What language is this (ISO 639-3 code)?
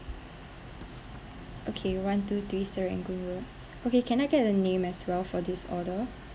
eng